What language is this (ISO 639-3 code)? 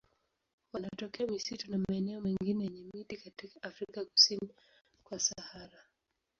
swa